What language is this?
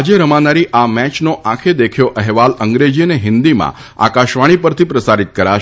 Gujarati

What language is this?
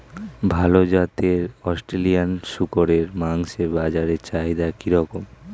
Bangla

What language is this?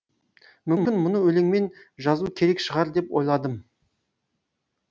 Kazakh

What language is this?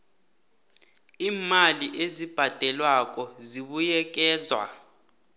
South Ndebele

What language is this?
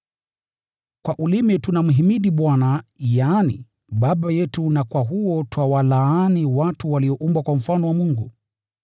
Swahili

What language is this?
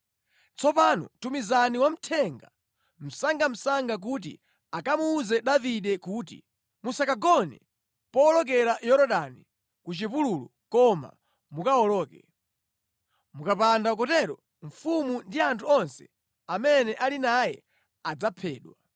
Nyanja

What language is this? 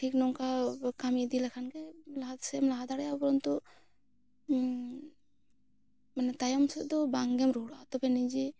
Santali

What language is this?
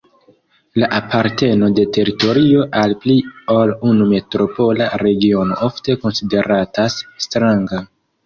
Esperanto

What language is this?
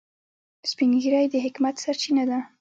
Pashto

